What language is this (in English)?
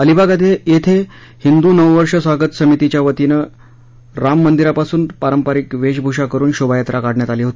Marathi